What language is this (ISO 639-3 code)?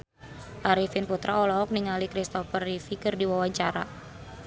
sun